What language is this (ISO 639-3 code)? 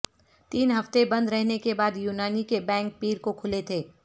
urd